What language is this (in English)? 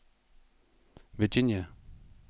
Danish